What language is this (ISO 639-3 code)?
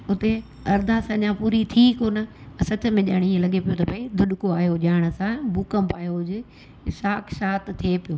snd